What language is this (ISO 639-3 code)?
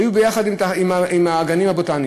heb